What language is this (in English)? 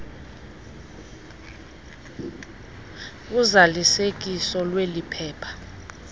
Xhosa